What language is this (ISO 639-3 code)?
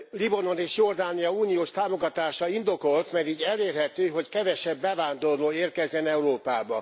hun